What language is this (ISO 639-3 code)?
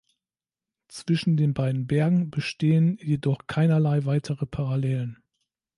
deu